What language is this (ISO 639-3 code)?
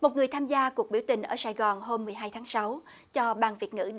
vie